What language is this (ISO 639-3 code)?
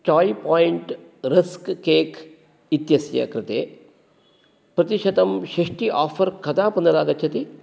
san